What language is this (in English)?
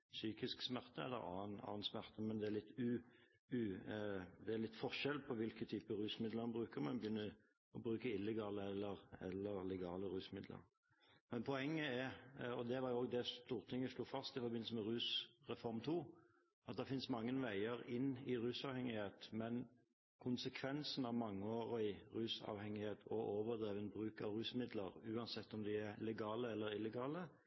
Norwegian Bokmål